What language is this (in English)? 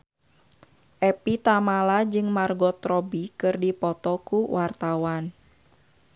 Sundanese